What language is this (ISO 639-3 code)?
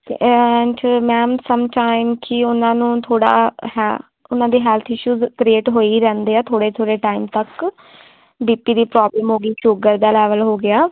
pan